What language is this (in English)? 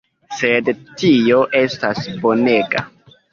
Esperanto